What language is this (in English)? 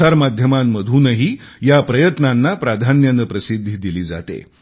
Marathi